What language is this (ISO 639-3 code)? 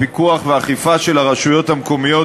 heb